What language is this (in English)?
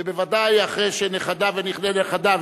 Hebrew